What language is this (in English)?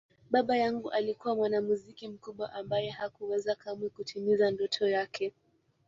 Swahili